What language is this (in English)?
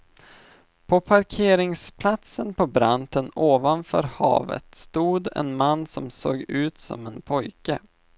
Swedish